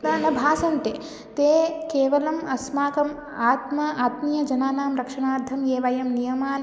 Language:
Sanskrit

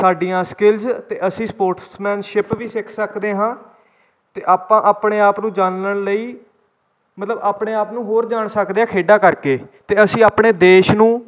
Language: Punjabi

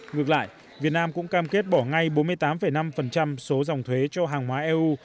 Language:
Vietnamese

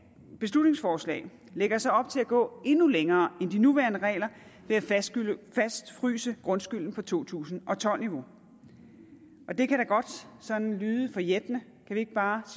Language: Danish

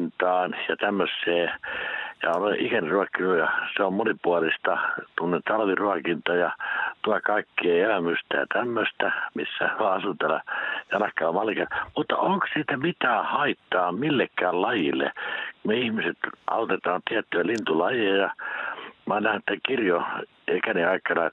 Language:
Finnish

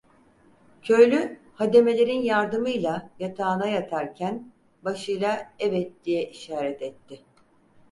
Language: Turkish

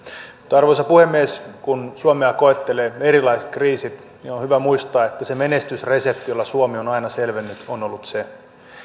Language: Finnish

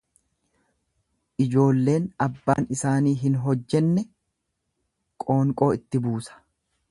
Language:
Oromo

